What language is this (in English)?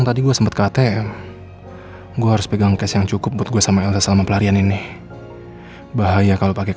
Indonesian